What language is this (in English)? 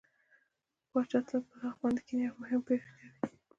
Pashto